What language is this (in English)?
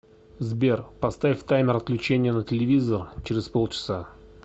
Russian